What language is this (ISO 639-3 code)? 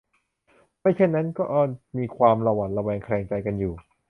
tha